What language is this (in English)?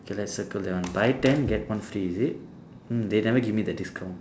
English